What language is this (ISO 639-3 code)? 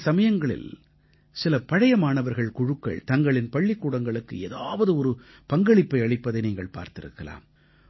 tam